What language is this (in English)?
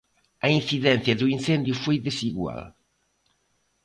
Galician